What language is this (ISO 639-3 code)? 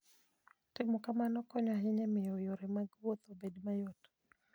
luo